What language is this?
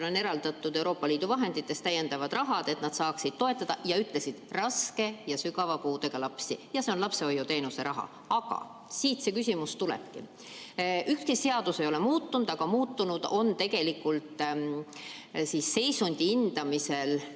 Estonian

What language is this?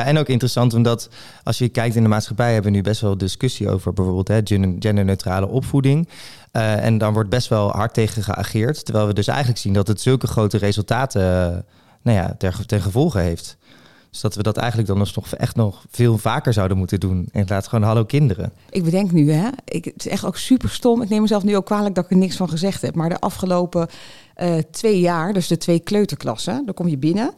Dutch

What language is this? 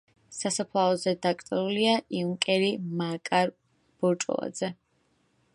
Georgian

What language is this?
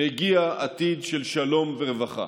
Hebrew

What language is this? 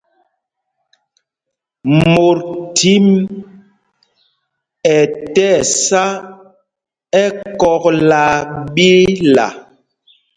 Mpumpong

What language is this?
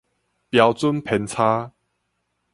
Min Nan Chinese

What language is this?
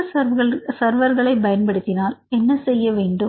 Tamil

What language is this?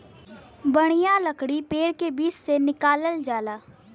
Bhojpuri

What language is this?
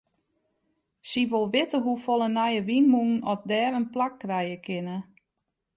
Western Frisian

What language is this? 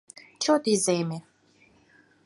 Mari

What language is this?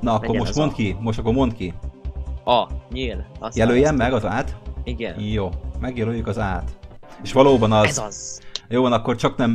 Hungarian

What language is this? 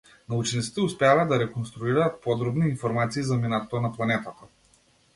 Macedonian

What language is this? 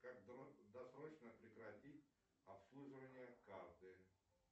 Russian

